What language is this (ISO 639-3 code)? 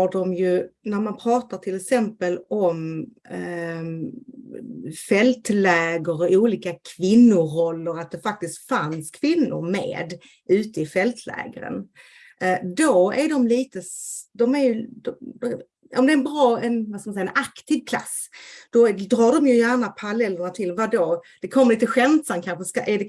swe